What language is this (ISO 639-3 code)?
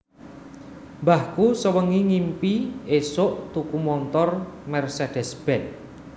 jav